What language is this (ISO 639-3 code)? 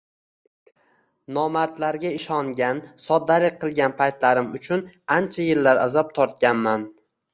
uzb